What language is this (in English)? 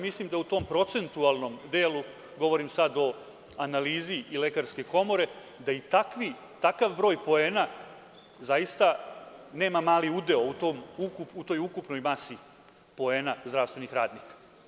Serbian